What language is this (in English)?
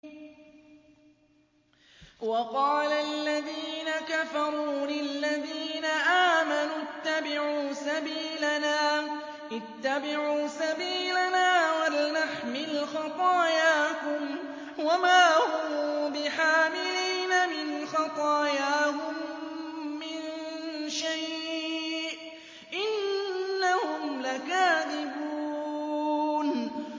Arabic